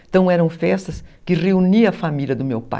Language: Portuguese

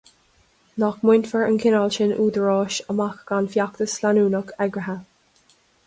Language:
Irish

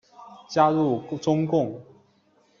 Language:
Chinese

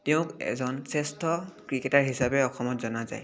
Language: Assamese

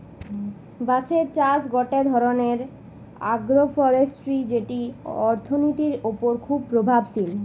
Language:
Bangla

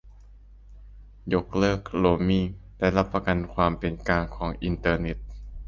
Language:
Thai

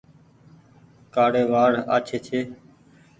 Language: Goaria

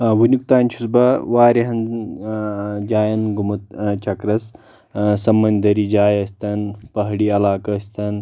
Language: Kashmiri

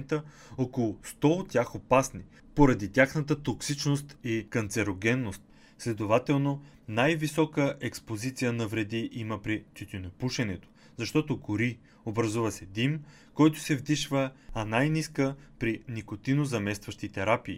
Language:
Bulgarian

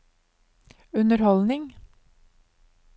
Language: Norwegian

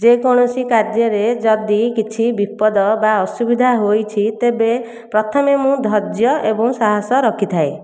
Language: Odia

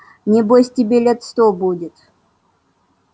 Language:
Russian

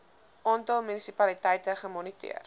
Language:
Afrikaans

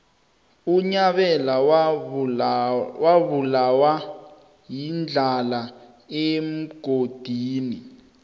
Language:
South Ndebele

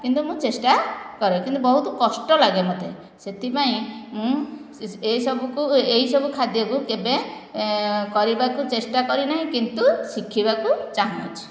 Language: Odia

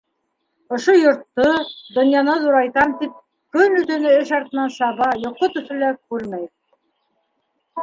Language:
Bashkir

